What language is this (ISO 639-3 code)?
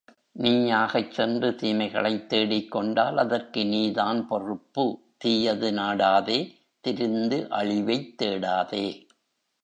tam